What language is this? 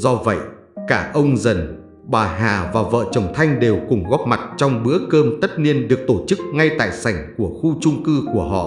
Vietnamese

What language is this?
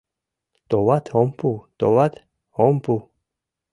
Mari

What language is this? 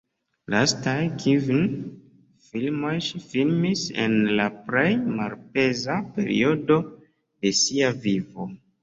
Esperanto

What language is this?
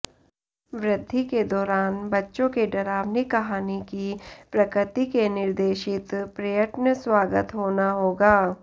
Hindi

